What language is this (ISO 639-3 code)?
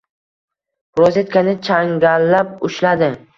uzb